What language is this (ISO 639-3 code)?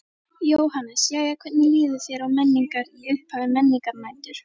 isl